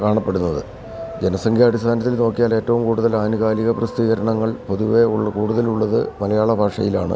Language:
Malayalam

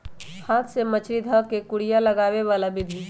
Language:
Magahi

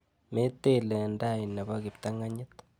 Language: Kalenjin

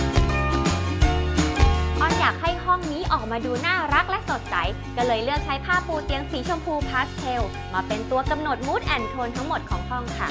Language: Thai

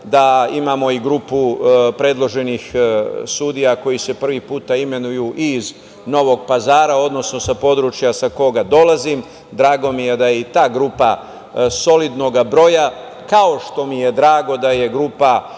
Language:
Serbian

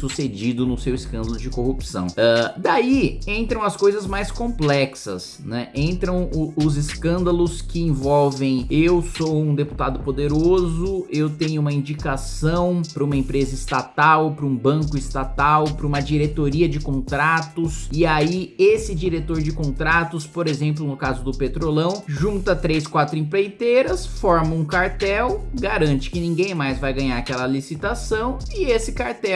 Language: Portuguese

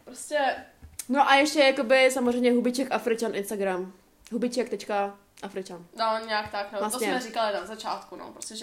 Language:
Czech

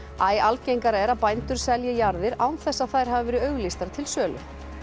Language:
Icelandic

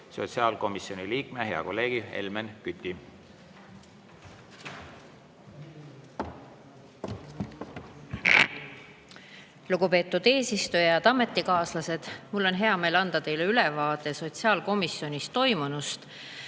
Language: Estonian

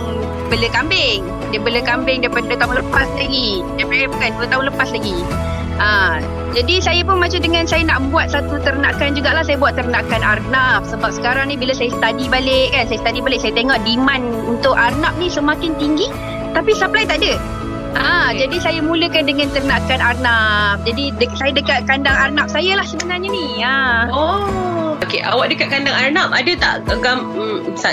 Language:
Malay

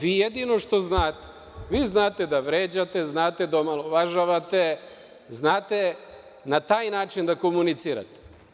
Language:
Serbian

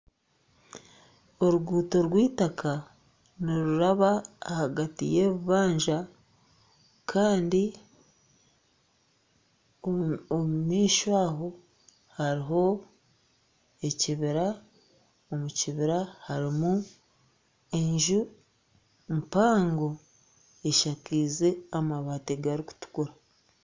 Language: Nyankole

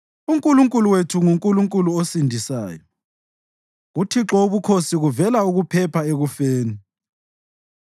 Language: North Ndebele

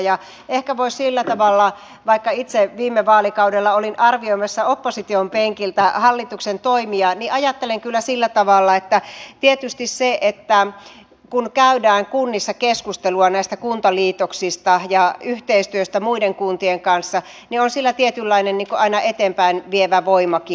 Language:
Finnish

